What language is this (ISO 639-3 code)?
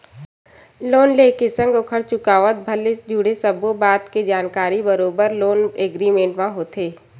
hne